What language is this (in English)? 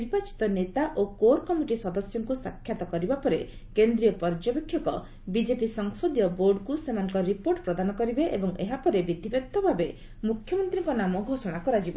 Odia